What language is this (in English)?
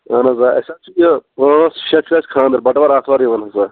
Kashmiri